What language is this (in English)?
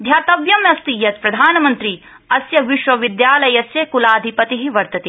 Sanskrit